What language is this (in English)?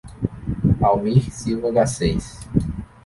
Portuguese